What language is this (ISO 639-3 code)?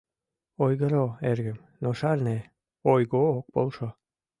chm